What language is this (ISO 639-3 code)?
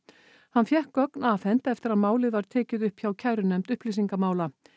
isl